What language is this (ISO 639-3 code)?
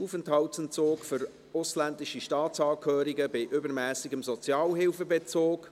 gsw